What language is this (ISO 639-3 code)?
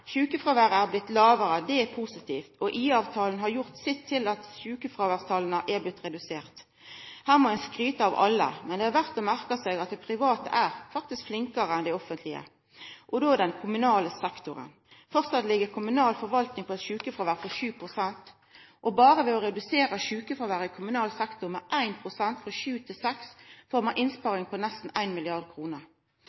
nno